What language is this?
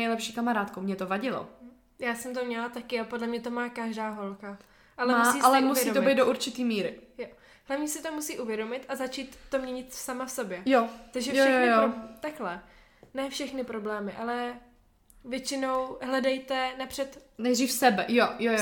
Czech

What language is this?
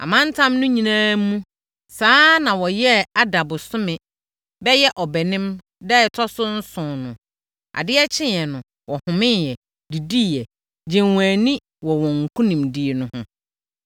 Akan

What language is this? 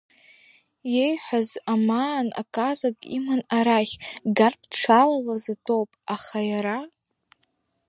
Abkhazian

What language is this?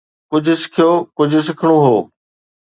Sindhi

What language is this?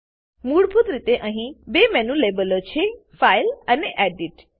Gujarati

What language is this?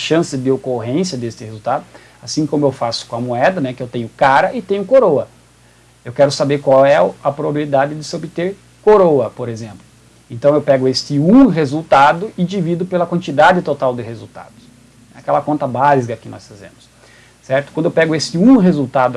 Portuguese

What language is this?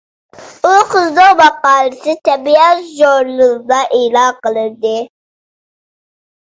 Uyghur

